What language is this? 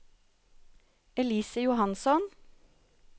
Norwegian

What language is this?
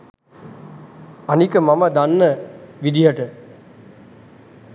Sinhala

